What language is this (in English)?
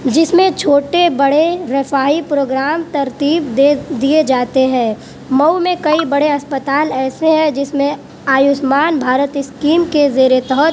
Urdu